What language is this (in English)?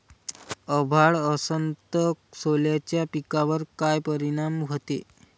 Marathi